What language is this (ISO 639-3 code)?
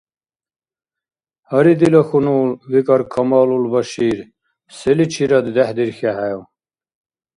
dar